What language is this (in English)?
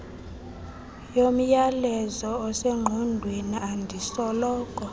Xhosa